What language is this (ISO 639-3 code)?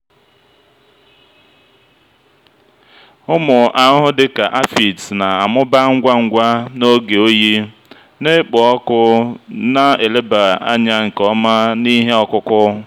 ibo